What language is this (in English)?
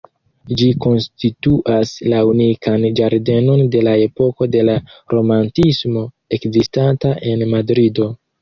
Esperanto